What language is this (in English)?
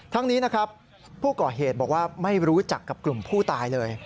Thai